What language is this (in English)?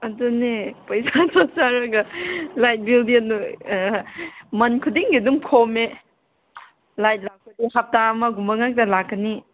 Manipuri